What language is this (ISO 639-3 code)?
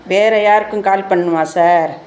tam